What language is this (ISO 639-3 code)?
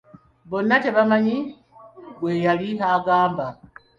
lug